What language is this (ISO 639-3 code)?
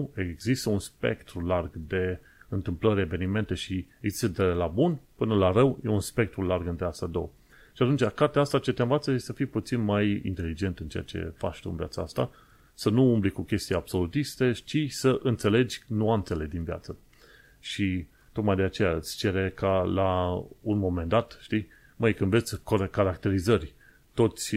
ron